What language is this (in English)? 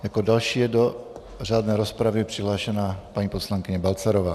Czech